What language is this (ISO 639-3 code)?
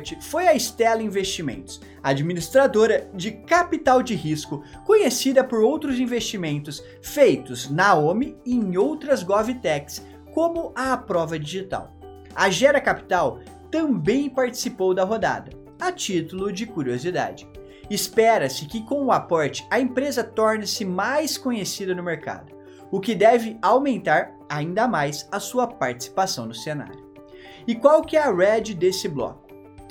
por